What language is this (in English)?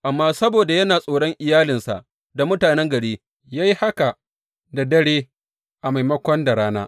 Hausa